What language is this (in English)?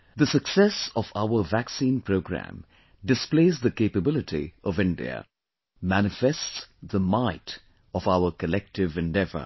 English